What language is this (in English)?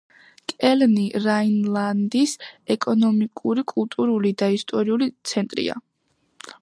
Georgian